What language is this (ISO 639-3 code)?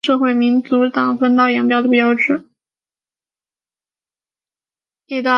zho